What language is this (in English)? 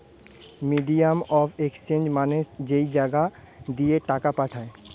Bangla